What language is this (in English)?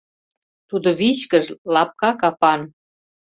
Mari